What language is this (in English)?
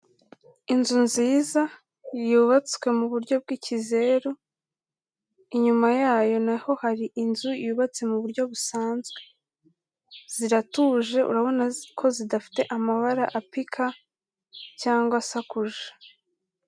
Kinyarwanda